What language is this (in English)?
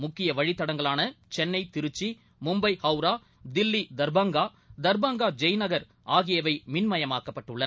Tamil